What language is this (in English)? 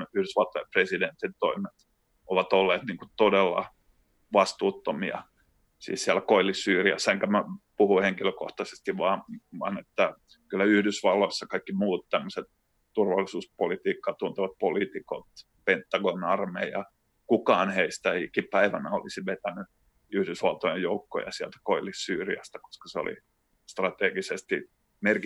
Finnish